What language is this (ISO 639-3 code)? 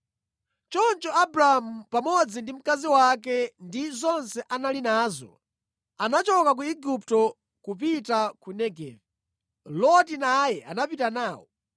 nya